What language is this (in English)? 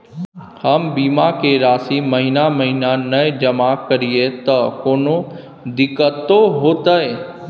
Maithili